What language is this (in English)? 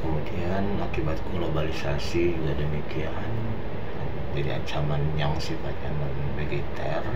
Indonesian